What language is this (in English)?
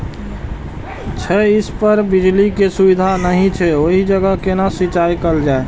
Maithili